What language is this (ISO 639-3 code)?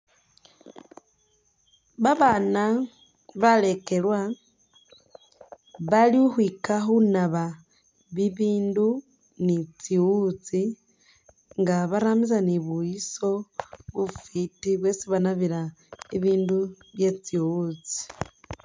myx